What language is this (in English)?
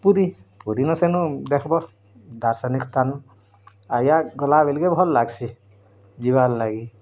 Odia